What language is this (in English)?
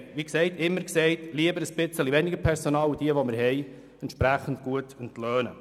Swiss German